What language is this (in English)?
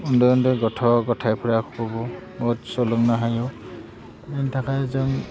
Bodo